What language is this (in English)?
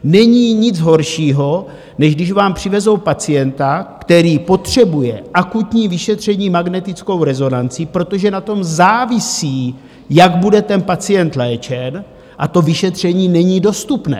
Czech